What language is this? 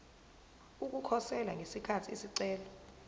Zulu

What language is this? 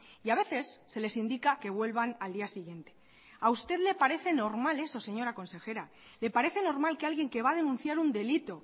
Spanish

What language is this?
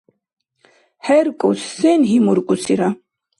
Dargwa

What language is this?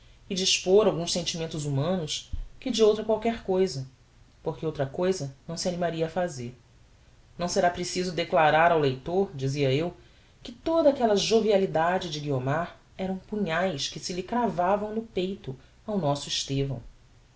Portuguese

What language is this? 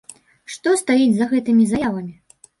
Belarusian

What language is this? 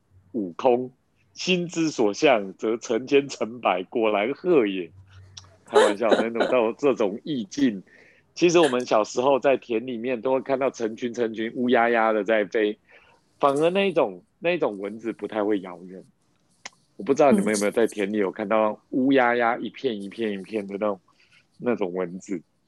Chinese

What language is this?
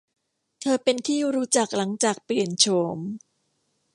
Thai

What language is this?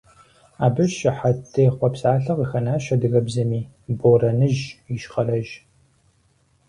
Kabardian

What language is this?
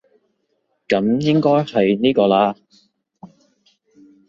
Cantonese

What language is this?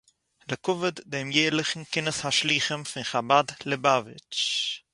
Yiddish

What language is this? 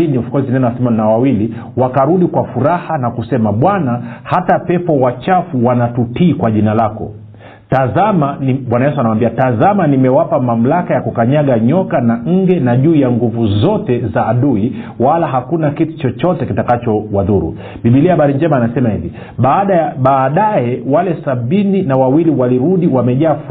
Swahili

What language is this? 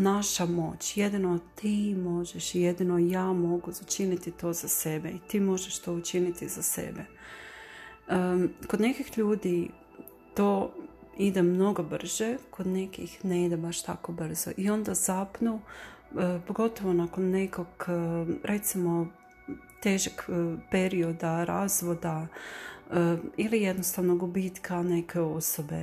Croatian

